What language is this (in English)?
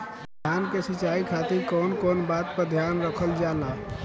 Bhojpuri